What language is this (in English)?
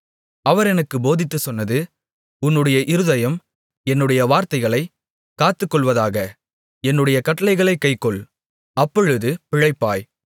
Tamil